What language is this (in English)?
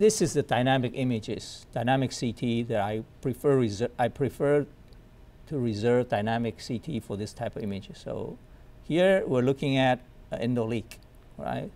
English